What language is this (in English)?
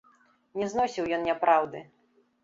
Belarusian